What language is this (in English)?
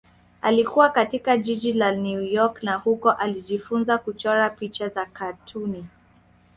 Swahili